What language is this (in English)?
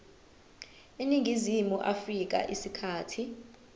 Zulu